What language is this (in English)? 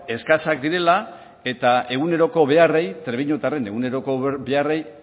Basque